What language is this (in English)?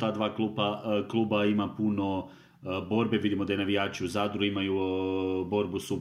Croatian